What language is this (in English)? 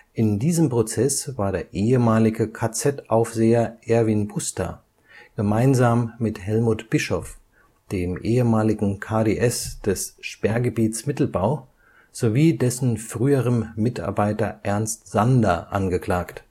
German